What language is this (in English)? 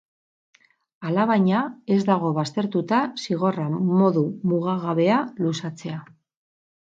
Basque